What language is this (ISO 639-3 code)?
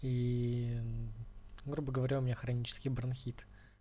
rus